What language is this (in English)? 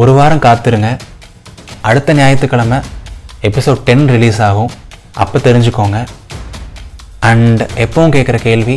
Tamil